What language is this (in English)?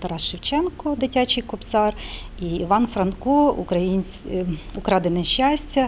Ukrainian